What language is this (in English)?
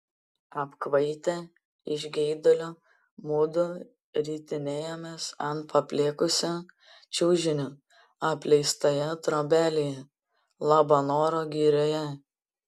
Lithuanian